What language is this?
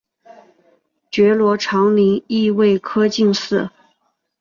Chinese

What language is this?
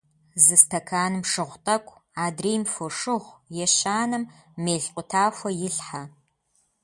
Kabardian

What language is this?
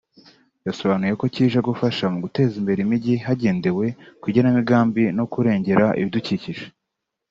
Kinyarwanda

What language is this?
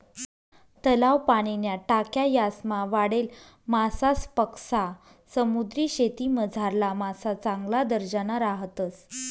Marathi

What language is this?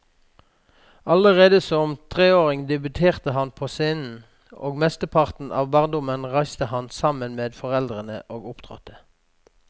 Norwegian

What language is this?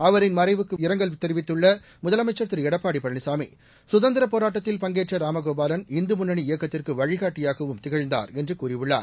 Tamil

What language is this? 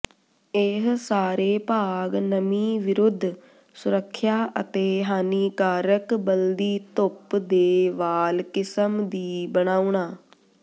Punjabi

